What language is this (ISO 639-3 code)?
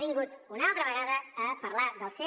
cat